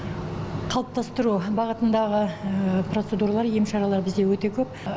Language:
Kazakh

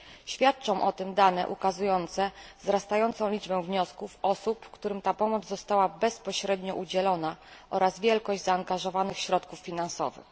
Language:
Polish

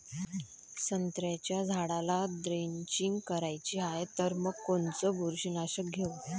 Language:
Marathi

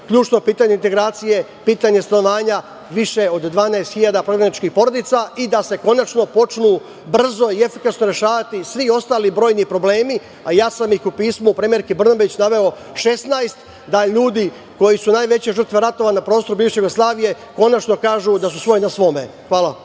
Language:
Serbian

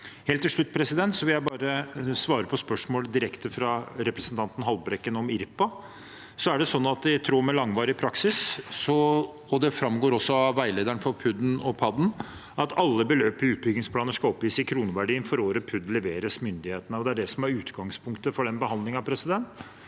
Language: Norwegian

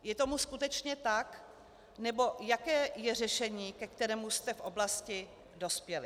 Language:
Czech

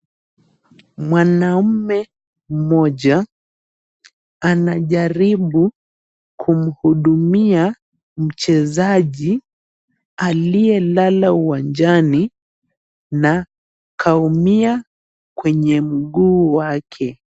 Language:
Swahili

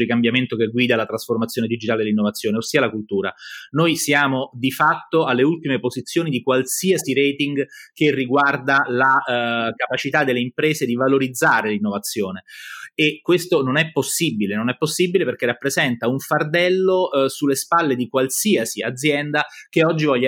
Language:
Italian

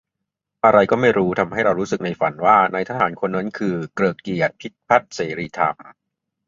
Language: Thai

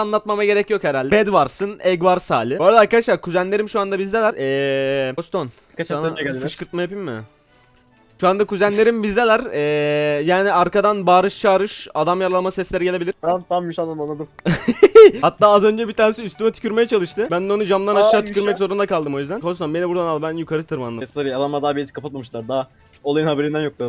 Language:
Turkish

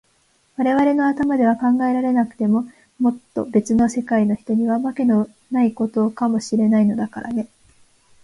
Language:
Japanese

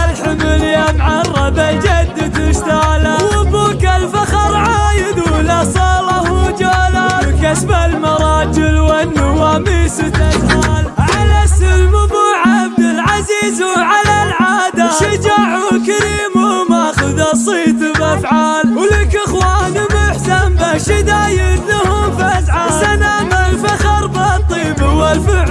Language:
Arabic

